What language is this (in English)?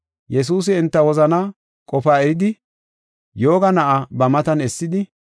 Gofa